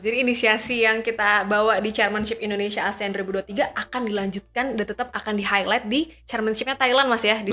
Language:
Indonesian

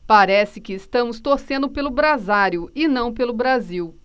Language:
Portuguese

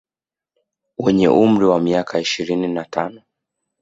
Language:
Swahili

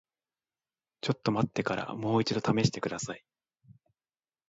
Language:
Japanese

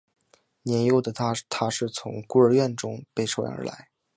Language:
Chinese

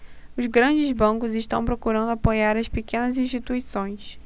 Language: Portuguese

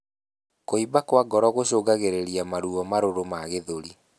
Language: Kikuyu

